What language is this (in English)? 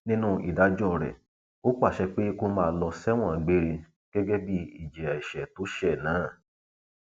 Yoruba